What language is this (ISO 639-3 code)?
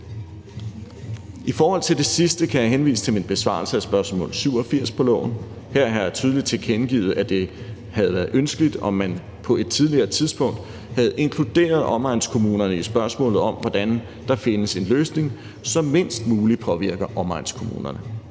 dan